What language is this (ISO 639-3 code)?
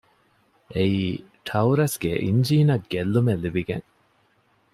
div